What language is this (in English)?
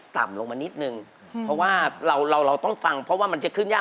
Thai